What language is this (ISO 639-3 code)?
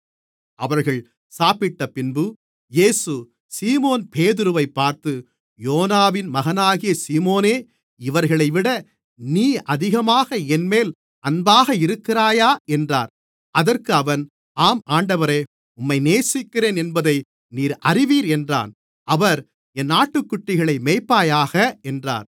tam